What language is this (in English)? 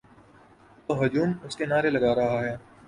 Urdu